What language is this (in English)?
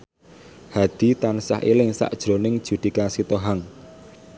Javanese